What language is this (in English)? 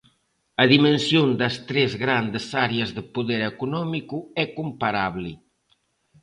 Galician